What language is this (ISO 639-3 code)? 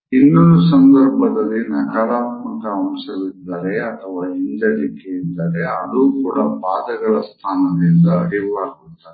kan